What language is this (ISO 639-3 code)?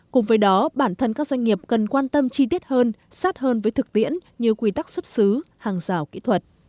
vie